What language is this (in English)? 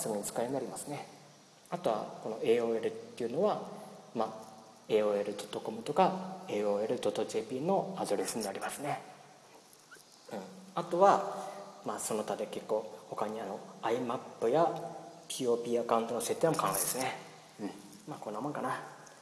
Japanese